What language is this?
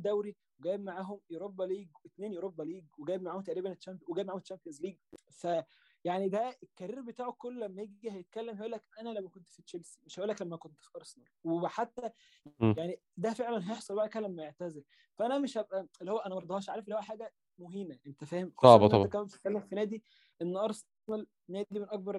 Arabic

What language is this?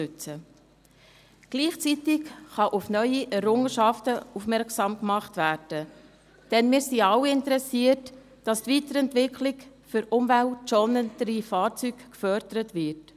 Swiss German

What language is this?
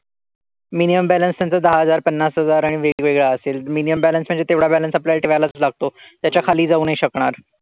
Marathi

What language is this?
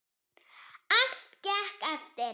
Icelandic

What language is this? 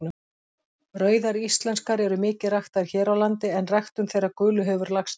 Icelandic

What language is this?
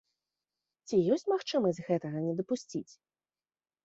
Belarusian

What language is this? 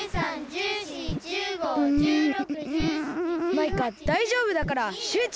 Japanese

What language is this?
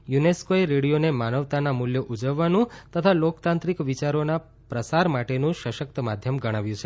Gujarati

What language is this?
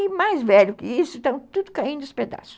Portuguese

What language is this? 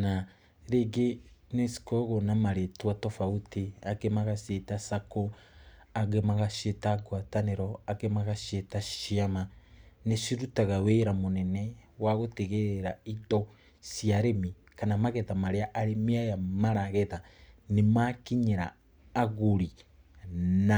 Kikuyu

